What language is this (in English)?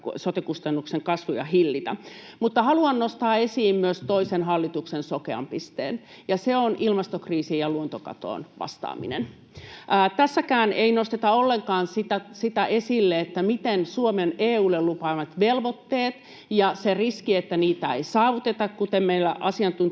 Finnish